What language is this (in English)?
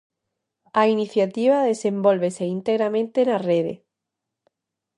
Galician